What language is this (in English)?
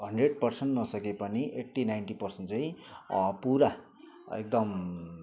Nepali